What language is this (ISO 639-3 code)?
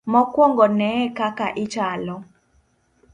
luo